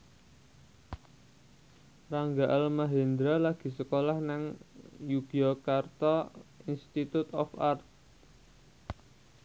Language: Javanese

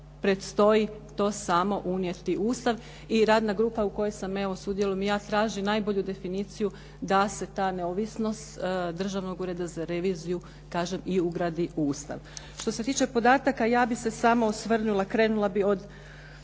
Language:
Croatian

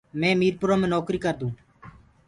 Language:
Gurgula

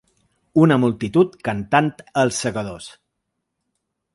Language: Catalan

